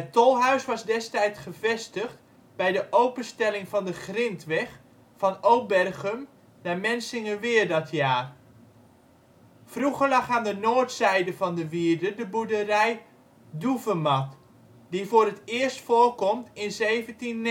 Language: Dutch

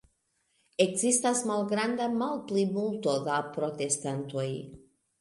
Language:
Esperanto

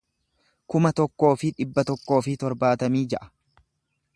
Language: Oromo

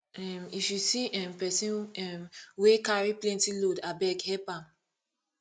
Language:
Nigerian Pidgin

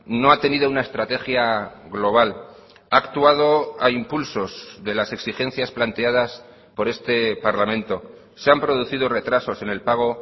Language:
Spanish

